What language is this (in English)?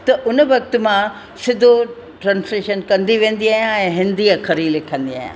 Sindhi